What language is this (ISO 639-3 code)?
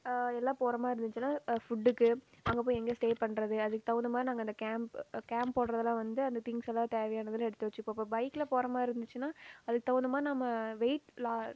tam